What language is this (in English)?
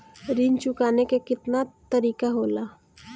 Bhojpuri